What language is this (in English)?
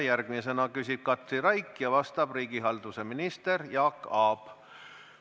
Estonian